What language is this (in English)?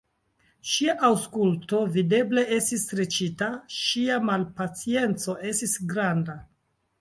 Esperanto